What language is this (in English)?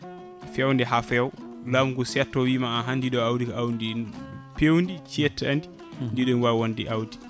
Fula